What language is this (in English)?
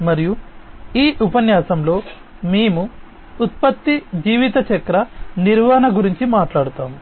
Telugu